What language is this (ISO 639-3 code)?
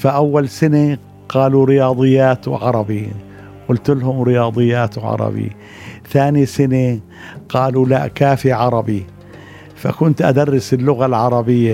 ara